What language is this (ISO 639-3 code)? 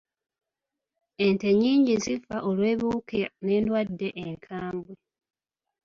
lug